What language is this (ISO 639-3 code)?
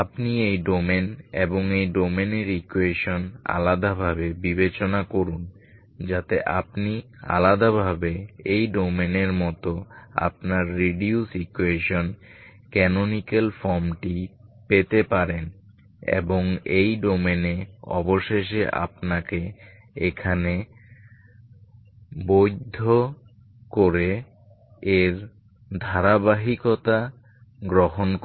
ben